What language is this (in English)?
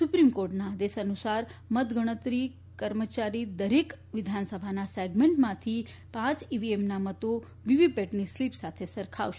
Gujarati